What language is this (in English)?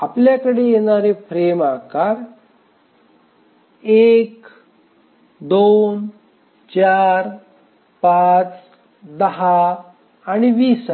Marathi